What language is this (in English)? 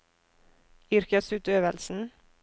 Norwegian